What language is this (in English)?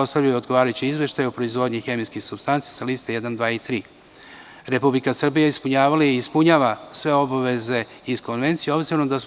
Serbian